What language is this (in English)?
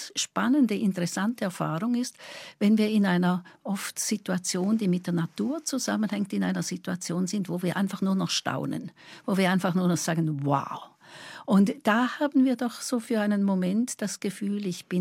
German